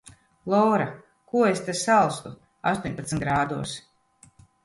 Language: Latvian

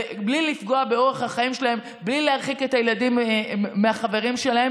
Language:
Hebrew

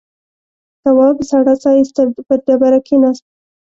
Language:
Pashto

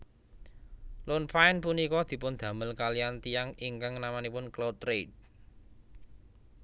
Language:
Javanese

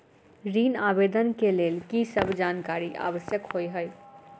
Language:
Maithili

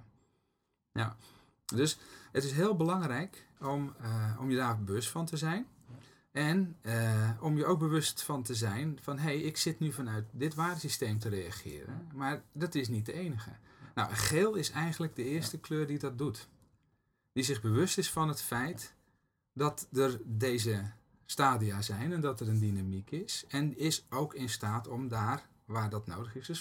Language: Dutch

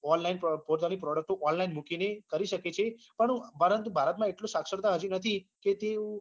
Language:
Gujarati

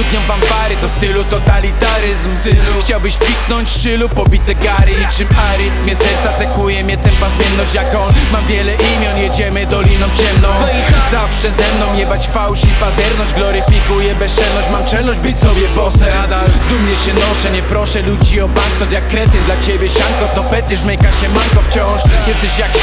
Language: Polish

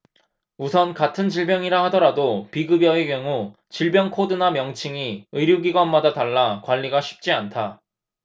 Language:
Korean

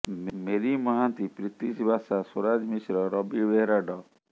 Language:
Odia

